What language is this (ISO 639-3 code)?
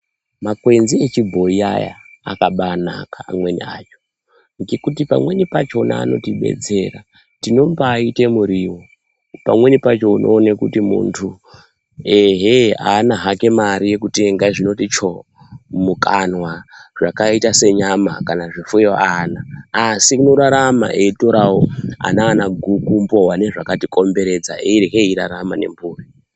ndc